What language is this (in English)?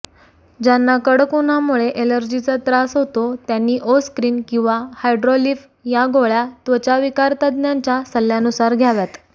Marathi